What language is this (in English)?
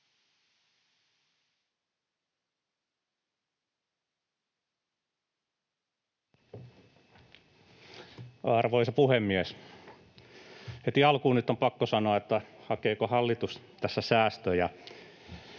Finnish